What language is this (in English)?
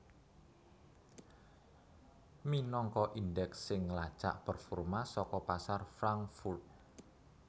Javanese